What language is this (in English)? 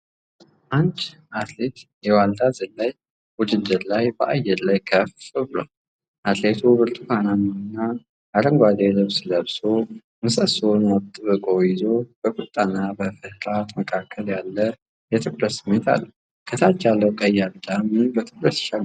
Amharic